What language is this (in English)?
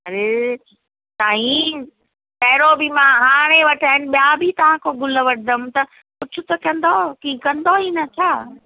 Sindhi